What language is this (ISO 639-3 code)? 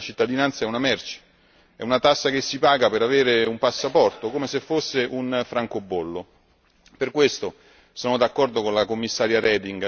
ita